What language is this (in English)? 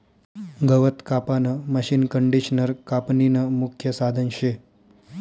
Marathi